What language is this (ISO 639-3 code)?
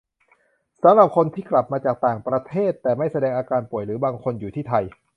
tha